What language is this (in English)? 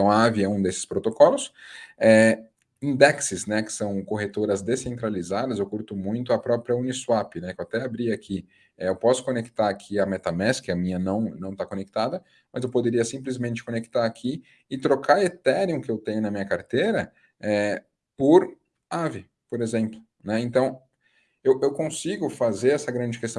Portuguese